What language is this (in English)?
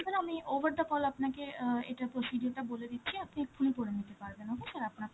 Bangla